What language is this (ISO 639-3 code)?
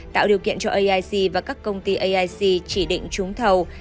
vie